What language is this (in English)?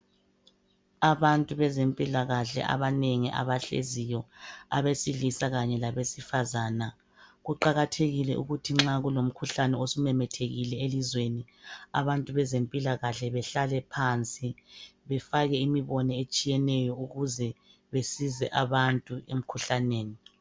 North Ndebele